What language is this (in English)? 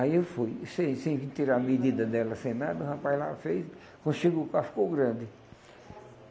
Portuguese